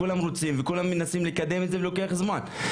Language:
Hebrew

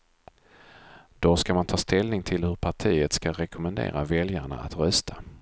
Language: Swedish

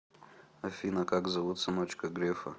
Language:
Russian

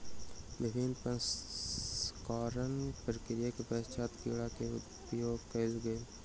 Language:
Maithili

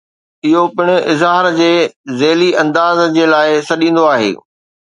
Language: Sindhi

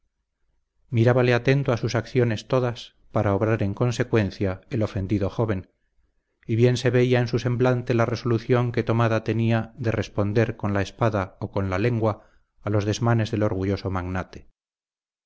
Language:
Spanish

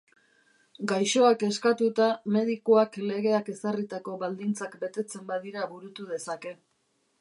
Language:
Basque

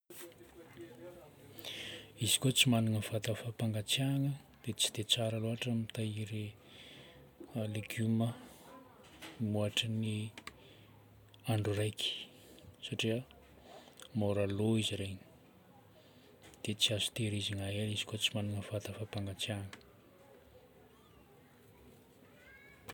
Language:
Northern Betsimisaraka Malagasy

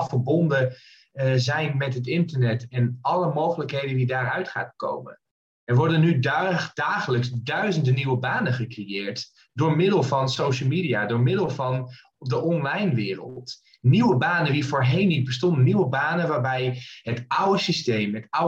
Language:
Dutch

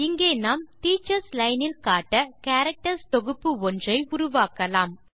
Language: Tamil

